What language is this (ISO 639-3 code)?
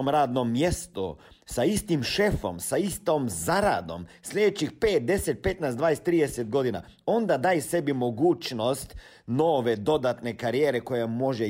hrv